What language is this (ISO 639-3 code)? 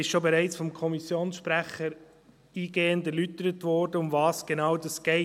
gsw